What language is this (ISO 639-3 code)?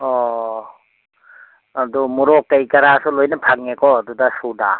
mni